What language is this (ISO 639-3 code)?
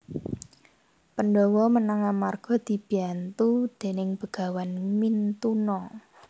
jav